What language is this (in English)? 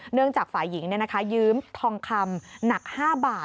Thai